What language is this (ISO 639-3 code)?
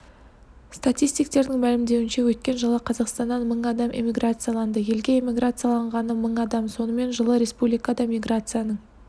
kaz